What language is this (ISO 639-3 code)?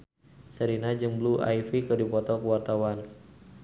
sun